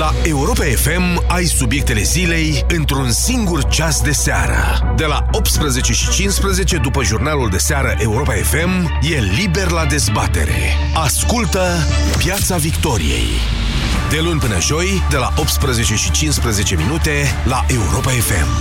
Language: Romanian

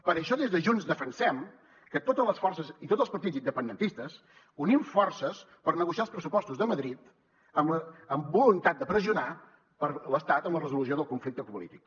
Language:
Catalan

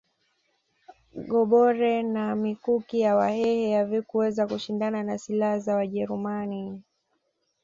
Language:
Swahili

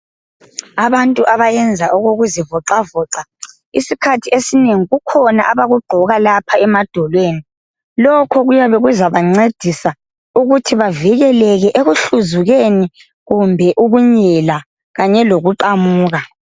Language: North Ndebele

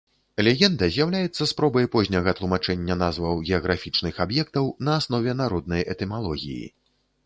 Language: Belarusian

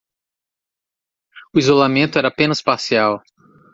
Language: Portuguese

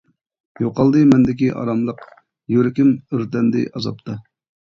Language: Uyghur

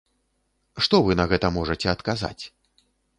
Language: Belarusian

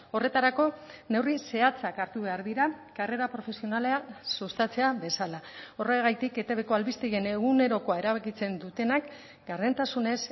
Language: Basque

